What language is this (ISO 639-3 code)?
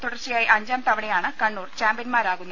mal